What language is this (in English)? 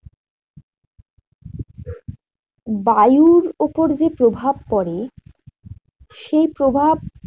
Bangla